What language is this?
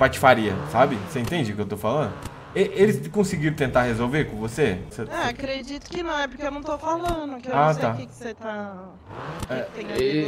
Portuguese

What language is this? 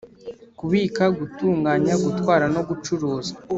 Kinyarwanda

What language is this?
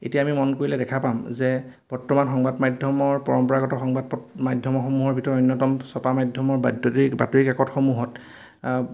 Assamese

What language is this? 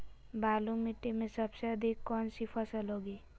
Magahi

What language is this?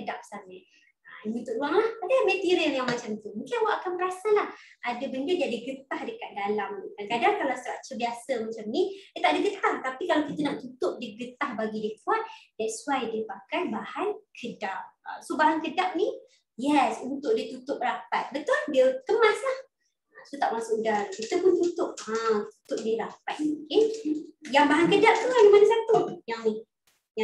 Malay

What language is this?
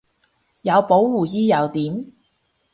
Cantonese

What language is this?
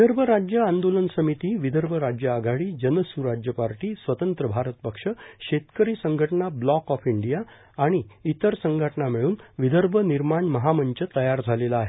Marathi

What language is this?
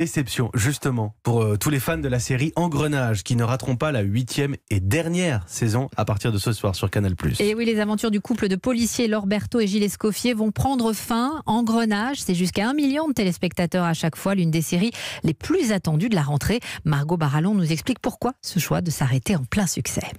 French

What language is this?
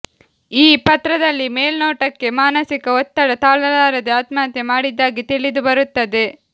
Kannada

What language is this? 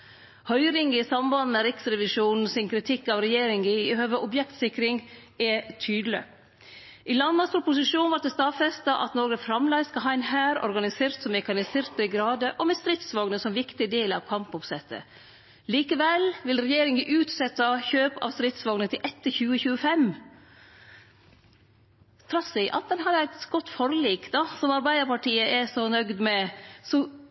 Norwegian Nynorsk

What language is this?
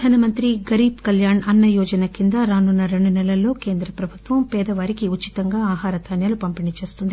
Telugu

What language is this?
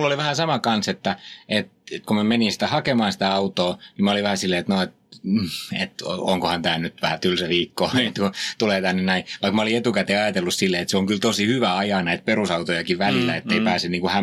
Finnish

